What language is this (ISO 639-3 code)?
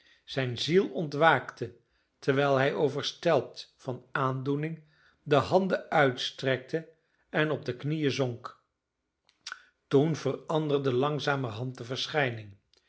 nld